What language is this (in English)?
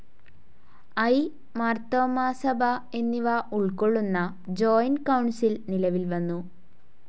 Malayalam